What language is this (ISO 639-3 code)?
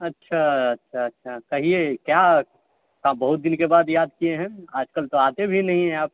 mai